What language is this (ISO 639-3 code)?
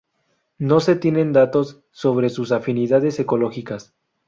spa